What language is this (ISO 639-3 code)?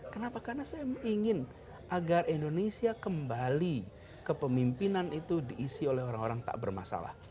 ind